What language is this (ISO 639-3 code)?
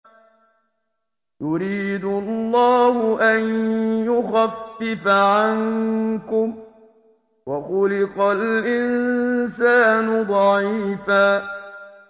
ara